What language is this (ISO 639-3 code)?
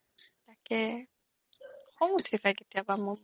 asm